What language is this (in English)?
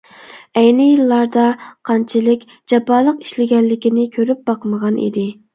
Uyghur